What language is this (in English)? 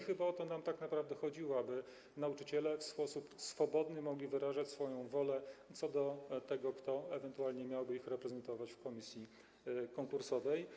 Polish